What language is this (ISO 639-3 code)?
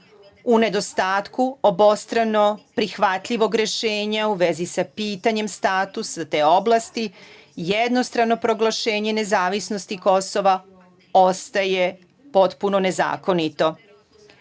srp